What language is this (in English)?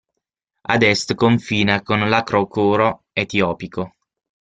Italian